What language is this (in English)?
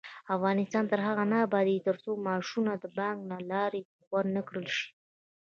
Pashto